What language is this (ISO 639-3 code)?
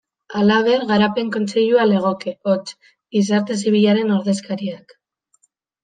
eus